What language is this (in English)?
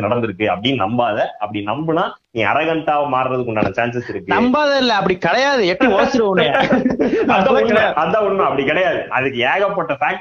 Tamil